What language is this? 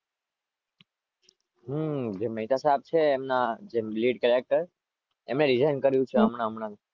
Gujarati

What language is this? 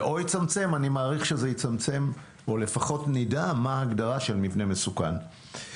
Hebrew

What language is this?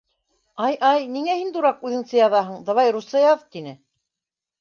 Bashkir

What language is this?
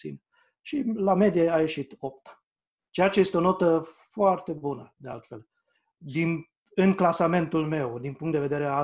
Romanian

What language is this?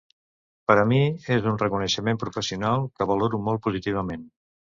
Catalan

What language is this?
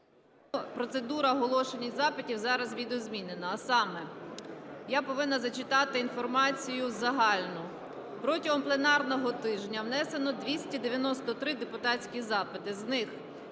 Ukrainian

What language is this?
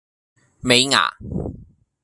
Cantonese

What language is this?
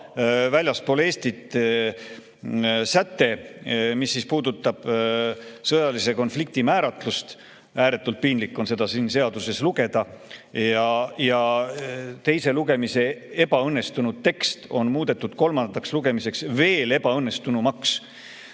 Estonian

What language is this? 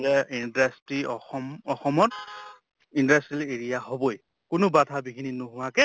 Assamese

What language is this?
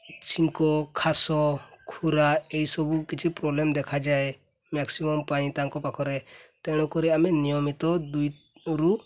Odia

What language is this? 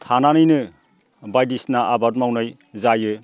Bodo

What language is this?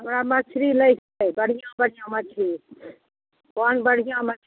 Maithili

